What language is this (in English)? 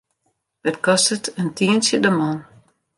Western Frisian